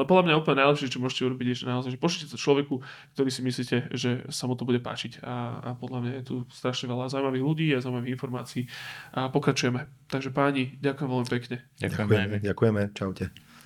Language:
Slovak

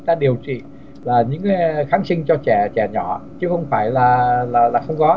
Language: Vietnamese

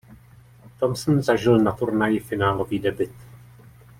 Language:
Czech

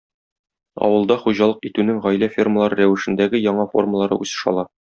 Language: Tatar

